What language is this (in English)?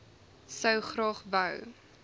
Afrikaans